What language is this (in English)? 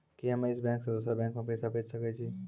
Maithili